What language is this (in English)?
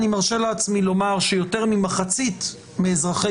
Hebrew